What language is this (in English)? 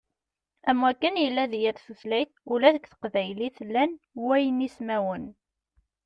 Kabyle